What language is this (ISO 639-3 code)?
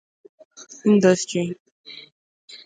ibo